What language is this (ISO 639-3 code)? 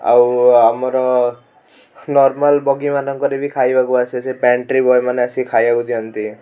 ori